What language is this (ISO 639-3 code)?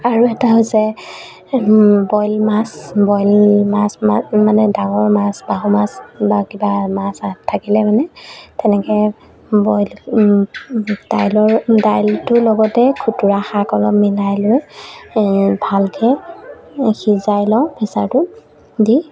asm